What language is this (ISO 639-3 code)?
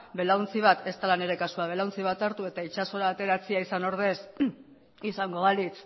eus